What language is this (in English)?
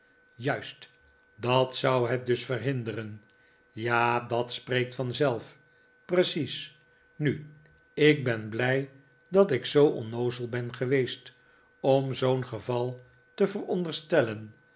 Dutch